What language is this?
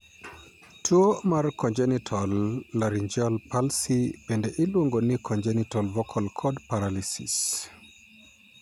Luo (Kenya and Tanzania)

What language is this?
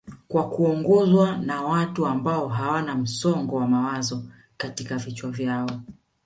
Swahili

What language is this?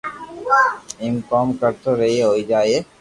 Loarki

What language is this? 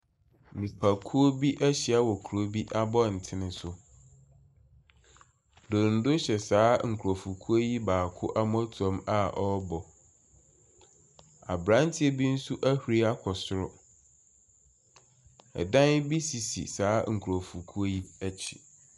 Akan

